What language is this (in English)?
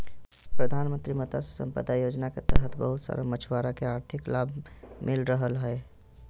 Magahi